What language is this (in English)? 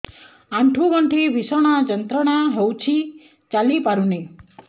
Odia